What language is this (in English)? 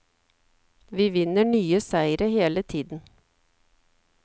Norwegian